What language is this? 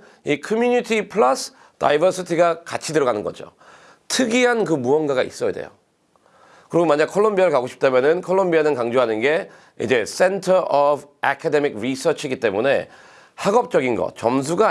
Korean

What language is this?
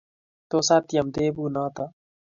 Kalenjin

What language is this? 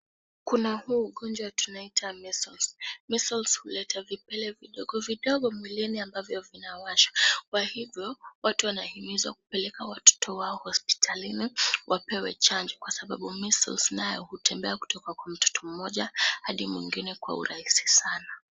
Swahili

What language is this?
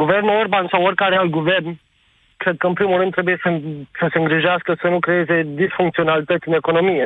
Romanian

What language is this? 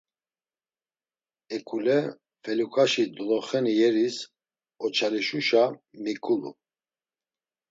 Laz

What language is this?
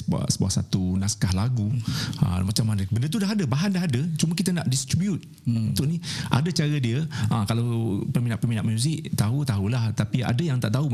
Malay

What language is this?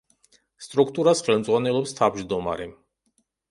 Georgian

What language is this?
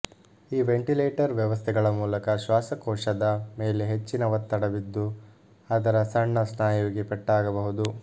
Kannada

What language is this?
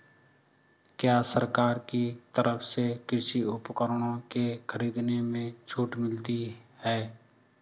Hindi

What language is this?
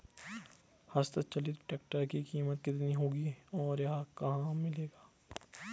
Hindi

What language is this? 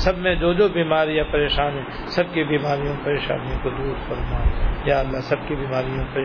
Urdu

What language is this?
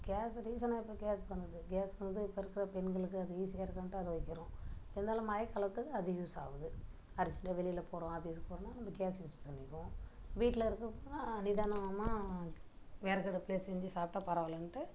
Tamil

